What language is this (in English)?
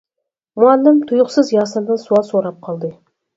Uyghur